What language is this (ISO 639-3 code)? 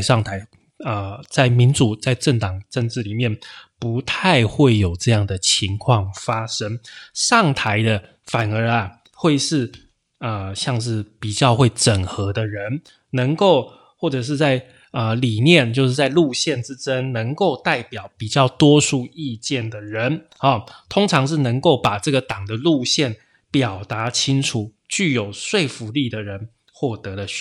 zho